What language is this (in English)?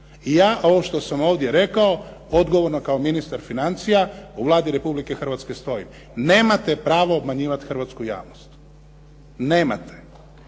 Croatian